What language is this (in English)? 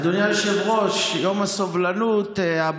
Hebrew